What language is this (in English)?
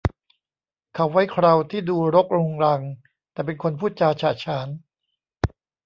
Thai